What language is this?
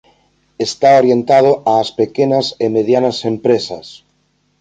Galician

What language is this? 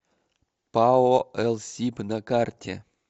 Russian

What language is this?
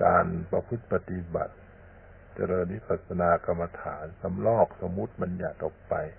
Thai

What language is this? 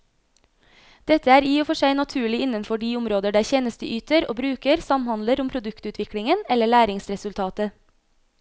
Norwegian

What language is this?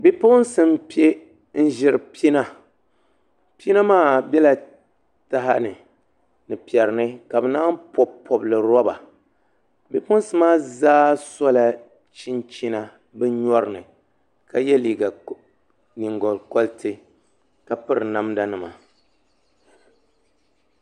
Dagbani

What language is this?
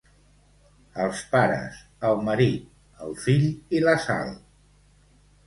Catalan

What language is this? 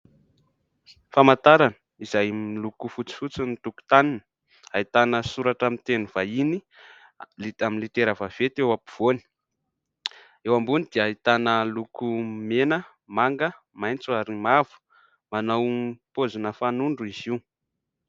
Malagasy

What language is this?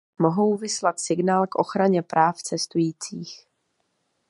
Czech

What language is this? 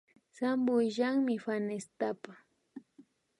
Imbabura Highland Quichua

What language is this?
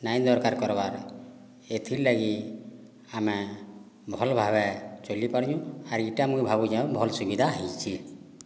Odia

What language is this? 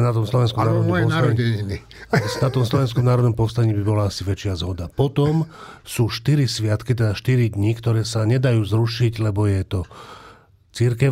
Slovak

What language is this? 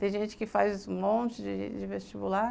Portuguese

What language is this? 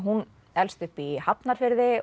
Icelandic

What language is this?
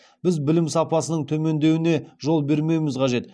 Kazakh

